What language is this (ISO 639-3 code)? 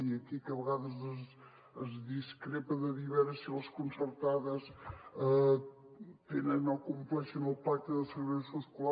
cat